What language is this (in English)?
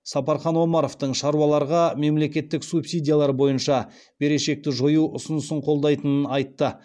Kazakh